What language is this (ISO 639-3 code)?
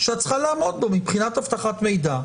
heb